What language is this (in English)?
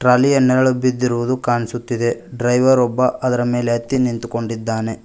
Kannada